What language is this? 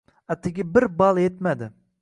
Uzbek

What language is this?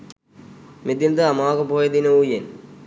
Sinhala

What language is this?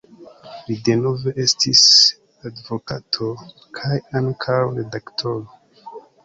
Esperanto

